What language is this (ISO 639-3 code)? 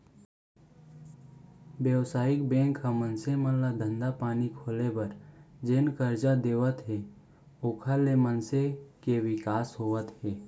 hne